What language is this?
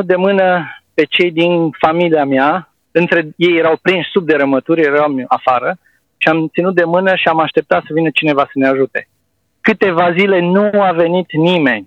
Romanian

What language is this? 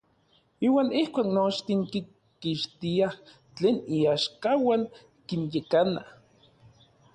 Orizaba Nahuatl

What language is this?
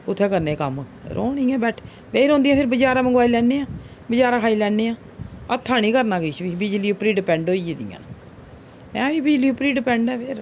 Dogri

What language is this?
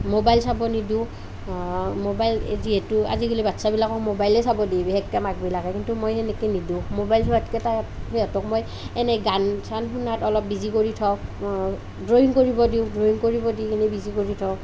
Assamese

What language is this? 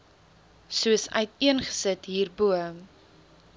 Afrikaans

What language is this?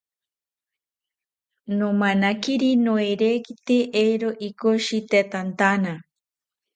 South Ucayali Ashéninka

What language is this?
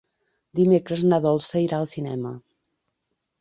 Catalan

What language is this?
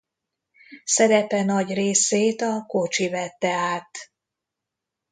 Hungarian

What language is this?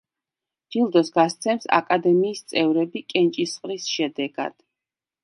Georgian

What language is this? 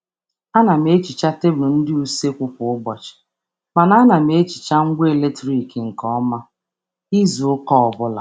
Igbo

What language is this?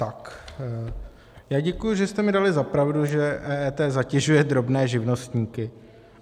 Czech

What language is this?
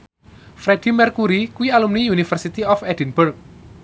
Javanese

